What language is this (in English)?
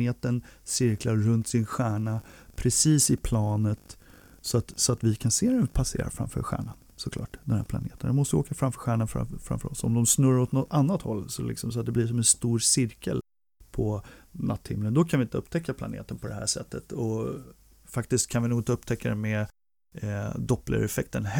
Swedish